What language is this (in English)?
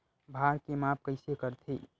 Chhattisgarhi